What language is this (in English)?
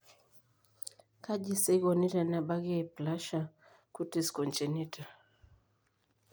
Masai